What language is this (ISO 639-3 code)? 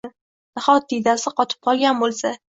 uzb